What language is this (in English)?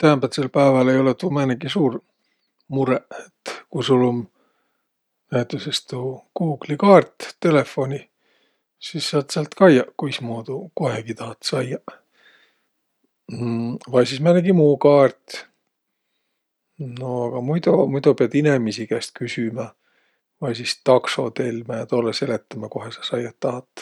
Võro